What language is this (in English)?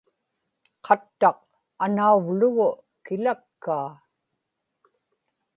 Inupiaq